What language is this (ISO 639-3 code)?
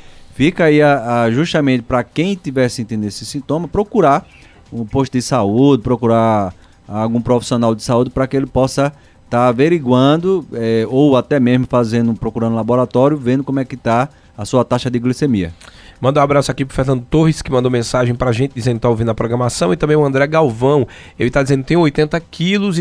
por